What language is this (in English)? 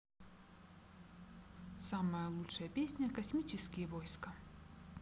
Russian